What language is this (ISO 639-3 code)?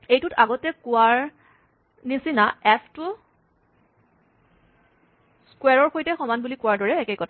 asm